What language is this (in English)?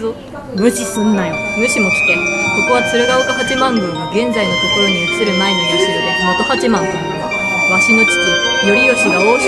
Japanese